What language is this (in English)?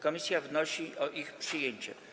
Polish